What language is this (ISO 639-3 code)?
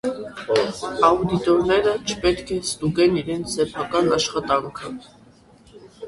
hye